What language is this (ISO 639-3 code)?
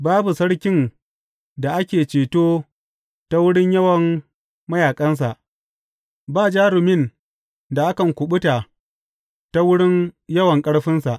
hau